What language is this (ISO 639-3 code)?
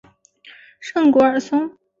zho